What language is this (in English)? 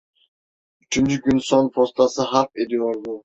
Turkish